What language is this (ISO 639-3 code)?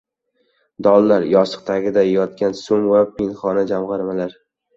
uzb